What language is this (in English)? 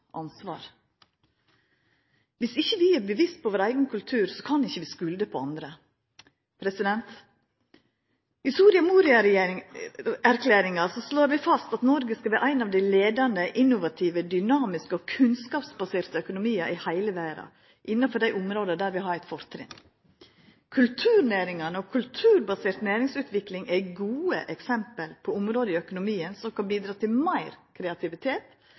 Norwegian Nynorsk